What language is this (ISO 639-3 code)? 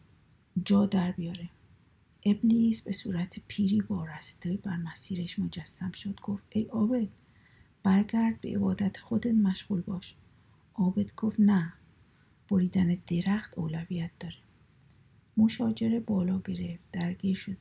fas